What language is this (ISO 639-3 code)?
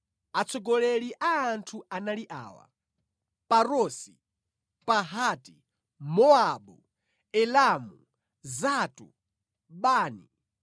nya